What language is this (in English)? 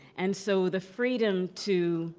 English